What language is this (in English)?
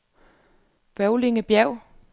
Danish